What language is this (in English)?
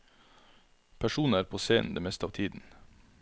Norwegian